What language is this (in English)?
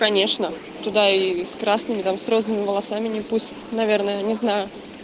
Russian